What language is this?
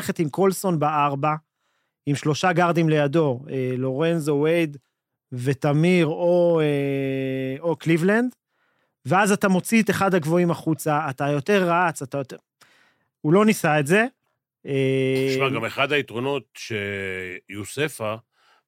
Hebrew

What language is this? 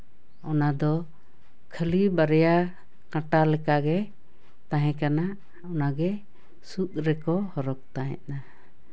Santali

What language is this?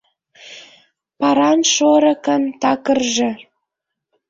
Mari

